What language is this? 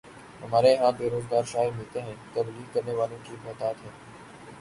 Urdu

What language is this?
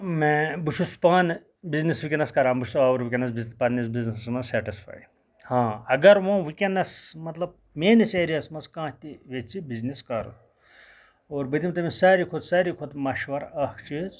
Kashmiri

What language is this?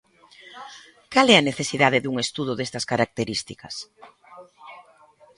Galician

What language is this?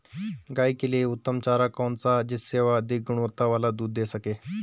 Hindi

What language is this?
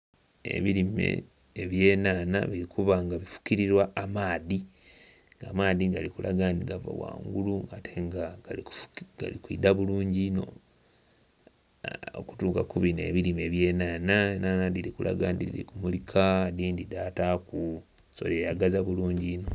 Soga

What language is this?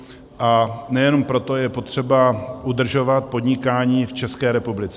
Czech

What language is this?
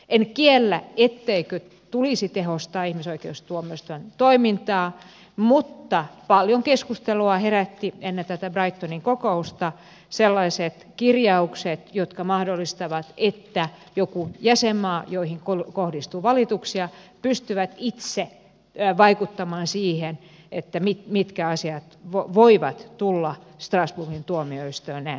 Finnish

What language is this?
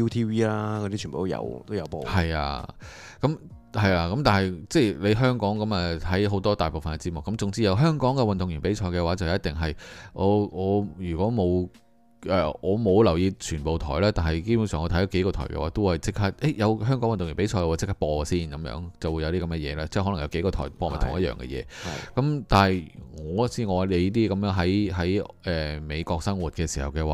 Chinese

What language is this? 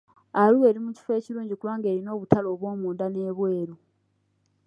Ganda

